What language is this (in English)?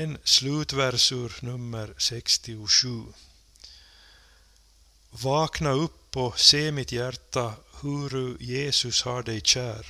Swedish